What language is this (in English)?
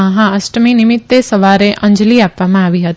Gujarati